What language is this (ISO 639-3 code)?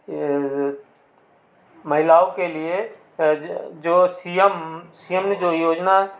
hin